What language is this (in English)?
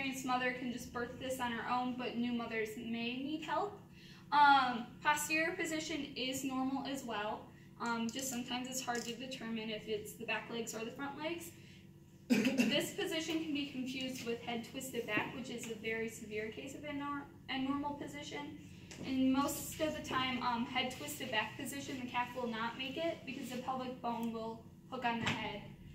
English